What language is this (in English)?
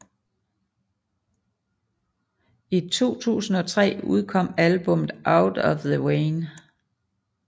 Danish